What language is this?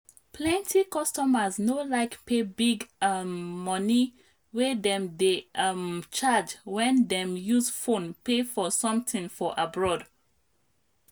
Nigerian Pidgin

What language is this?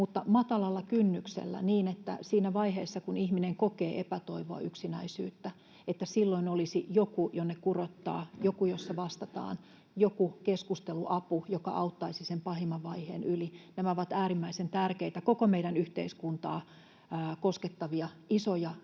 Finnish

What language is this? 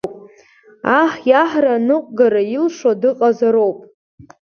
Abkhazian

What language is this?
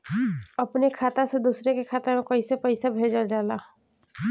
Bhojpuri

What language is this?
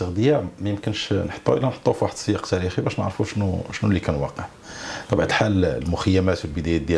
Arabic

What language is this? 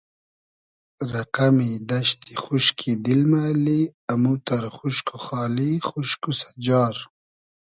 Hazaragi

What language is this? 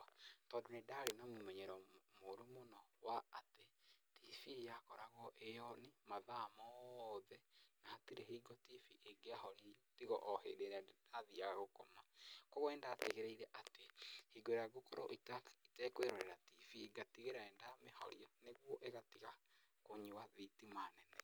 Kikuyu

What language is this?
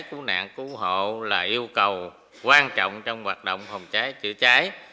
Vietnamese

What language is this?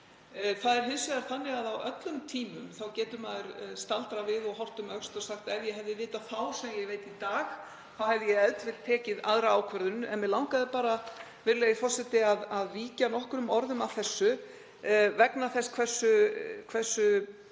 Icelandic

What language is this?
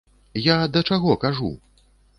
Belarusian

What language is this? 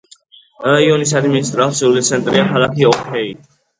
Georgian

